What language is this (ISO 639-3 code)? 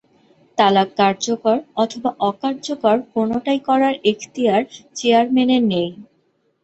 ben